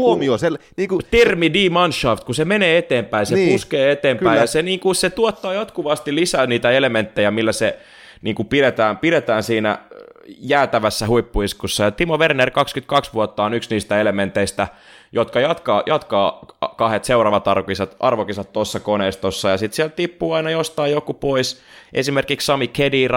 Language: Finnish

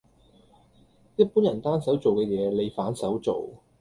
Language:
Cantonese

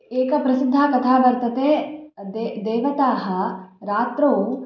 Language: Sanskrit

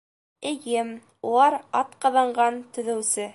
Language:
Bashkir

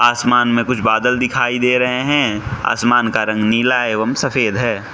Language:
Hindi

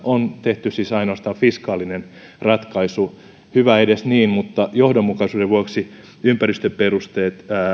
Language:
Finnish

